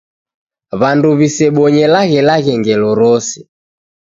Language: Taita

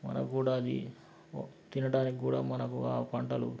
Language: Telugu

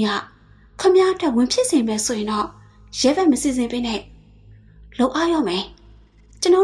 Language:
Thai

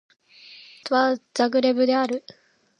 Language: Japanese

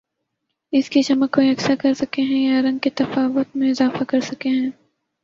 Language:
Urdu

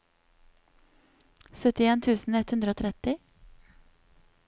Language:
Norwegian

